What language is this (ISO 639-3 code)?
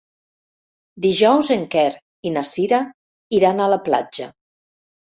cat